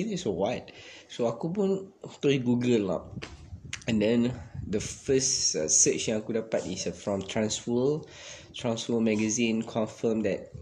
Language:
Malay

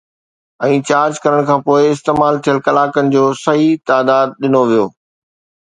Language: Sindhi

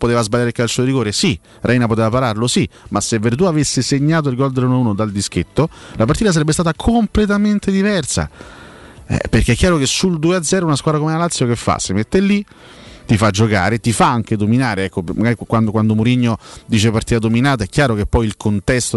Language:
Italian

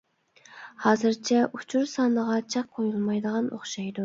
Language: Uyghur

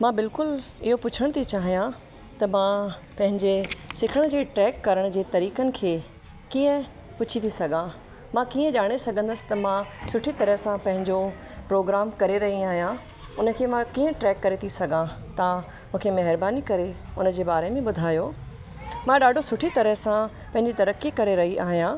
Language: Sindhi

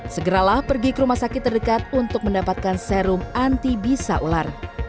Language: Indonesian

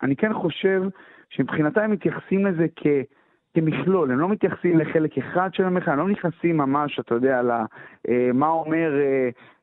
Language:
Hebrew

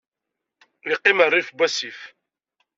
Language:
Kabyle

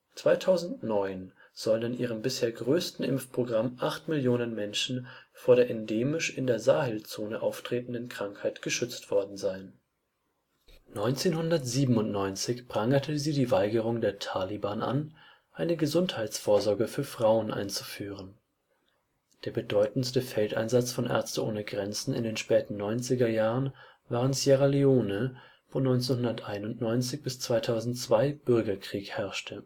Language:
German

